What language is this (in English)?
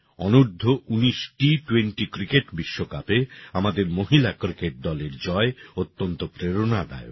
Bangla